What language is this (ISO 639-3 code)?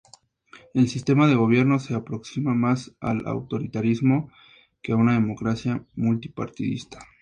spa